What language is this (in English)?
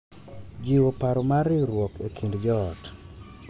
Luo (Kenya and Tanzania)